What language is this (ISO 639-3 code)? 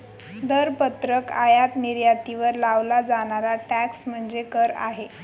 mar